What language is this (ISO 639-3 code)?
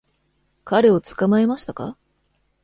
jpn